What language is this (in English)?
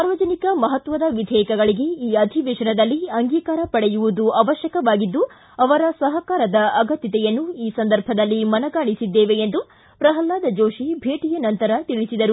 Kannada